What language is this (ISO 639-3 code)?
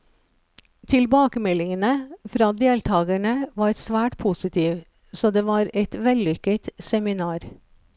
nor